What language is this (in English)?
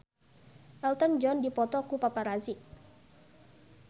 Sundanese